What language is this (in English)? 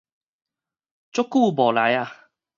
Min Nan Chinese